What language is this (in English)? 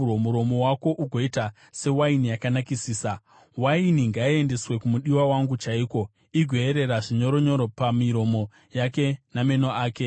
Shona